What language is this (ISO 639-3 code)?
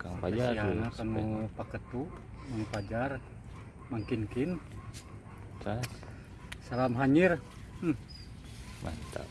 ind